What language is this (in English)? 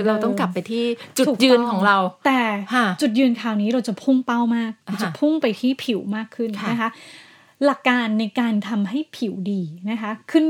Thai